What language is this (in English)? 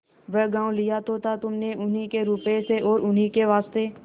Hindi